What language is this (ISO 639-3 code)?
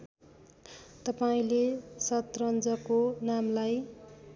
nep